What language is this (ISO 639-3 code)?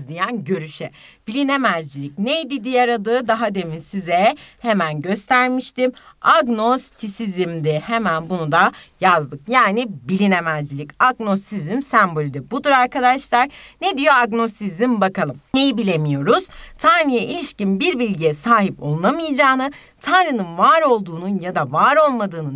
tur